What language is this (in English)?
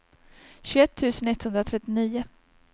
Swedish